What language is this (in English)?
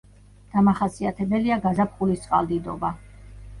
Georgian